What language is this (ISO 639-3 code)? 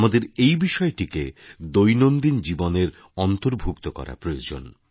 ben